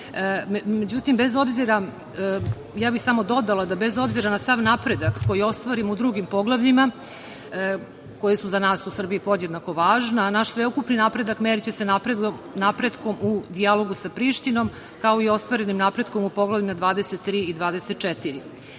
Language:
Serbian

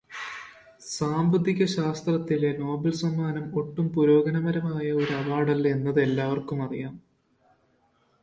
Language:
Malayalam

